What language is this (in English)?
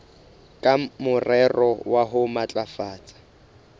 Southern Sotho